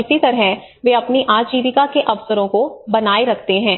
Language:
Hindi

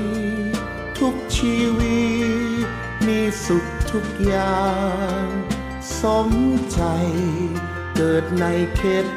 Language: Thai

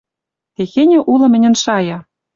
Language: Western Mari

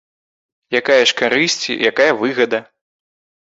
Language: Belarusian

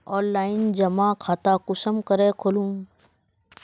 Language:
Magahi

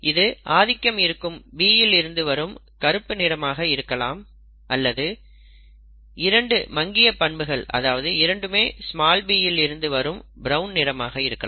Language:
Tamil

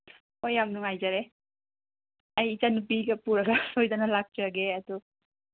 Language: Manipuri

